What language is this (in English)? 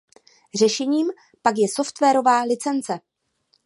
Czech